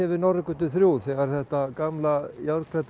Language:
Icelandic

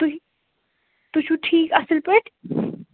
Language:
Kashmiri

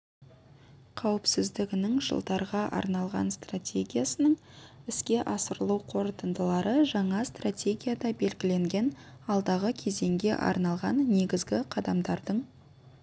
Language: Kazakh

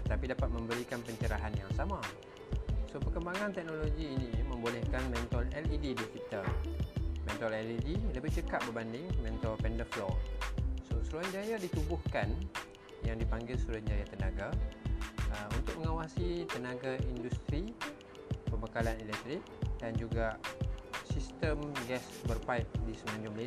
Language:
Malay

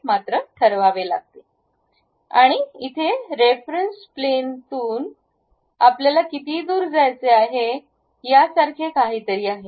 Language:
Marathi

